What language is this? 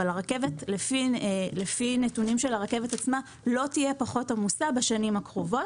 Hebrew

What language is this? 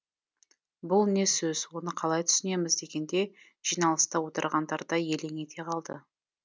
Kazakh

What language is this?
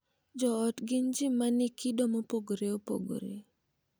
Luo (Kenya and Tanzania)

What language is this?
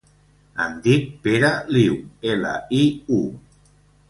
Catalan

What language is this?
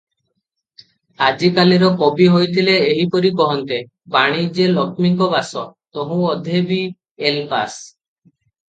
Odia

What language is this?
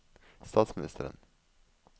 Norwegian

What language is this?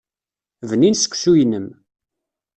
Kabyle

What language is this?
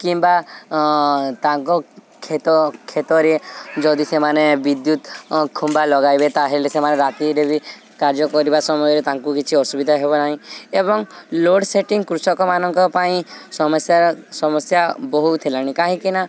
Odia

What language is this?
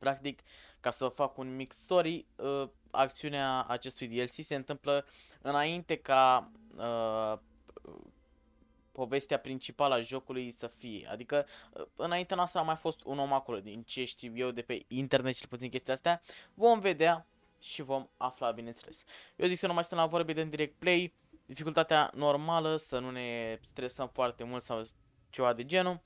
Romanian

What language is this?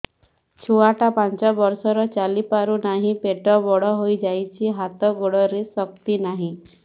Odia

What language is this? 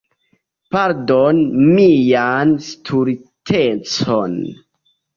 Esperanto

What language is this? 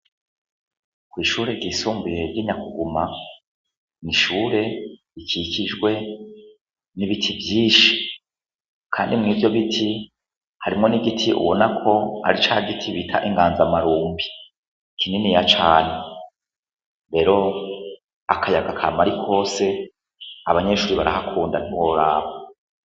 Rundi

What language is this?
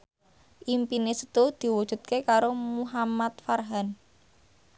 Javanese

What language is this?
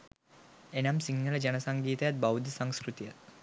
Sinhala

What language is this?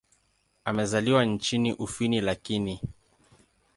Swahili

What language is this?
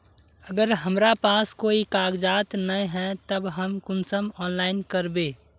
Magahi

